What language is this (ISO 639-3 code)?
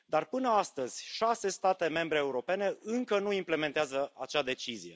ron